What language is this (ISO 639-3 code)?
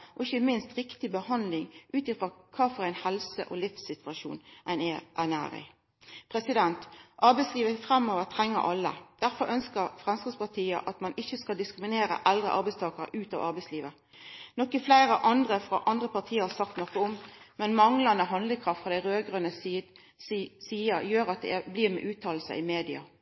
nno